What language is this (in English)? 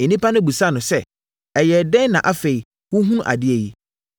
Akan